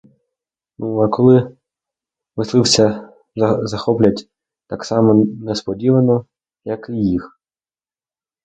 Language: Ukrainian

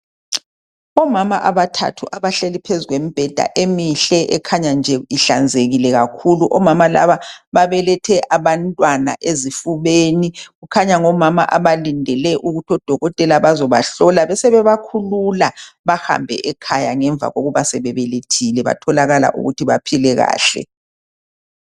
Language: North Ndebele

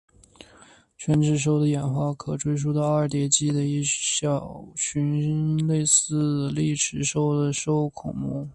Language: Chinese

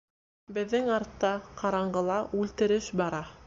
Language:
Bashkir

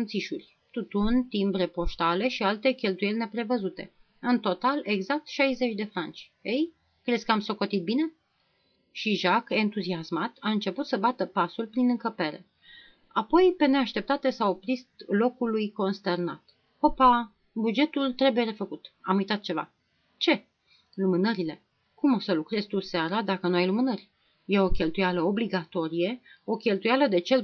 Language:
Romanian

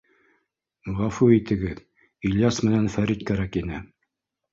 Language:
Bashkir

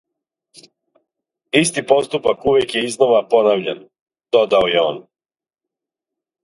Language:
Serbian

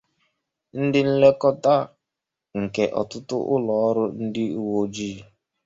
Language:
Igbo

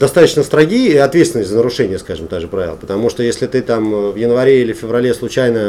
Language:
Russian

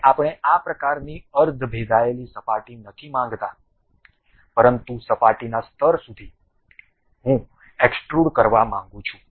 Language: Gujarati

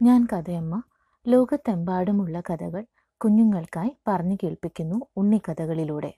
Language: Malayalam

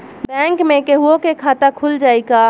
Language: Bhojpuri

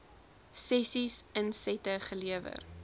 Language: Afrikaans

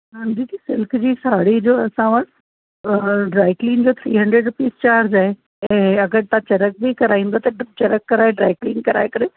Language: Sindhi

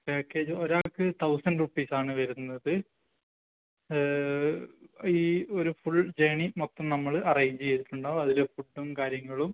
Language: Malayalam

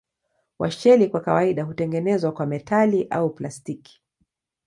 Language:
Swahili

